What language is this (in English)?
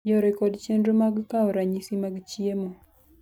Luo (Kenya and Tanzania)